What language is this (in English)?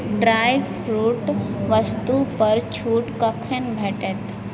Maithili